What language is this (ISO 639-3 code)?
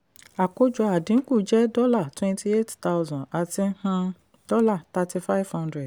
yor